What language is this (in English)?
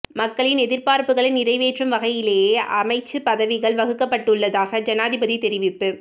Tamil